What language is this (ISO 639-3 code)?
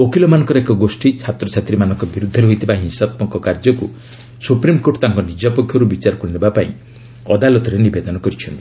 ori